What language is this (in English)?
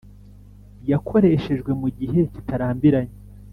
Kinyarwanda